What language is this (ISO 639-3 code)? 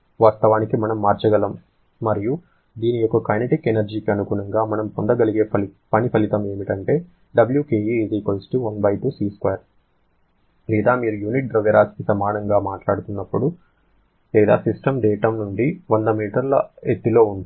tel